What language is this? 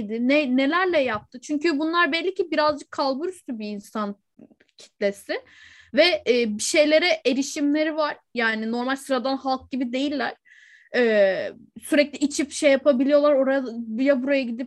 Turkish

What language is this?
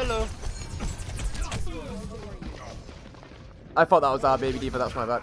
English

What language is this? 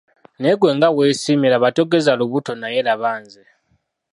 Ganda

